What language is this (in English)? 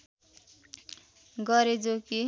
Nepali